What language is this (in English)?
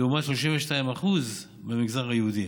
Hebrew